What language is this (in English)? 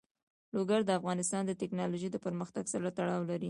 Pashto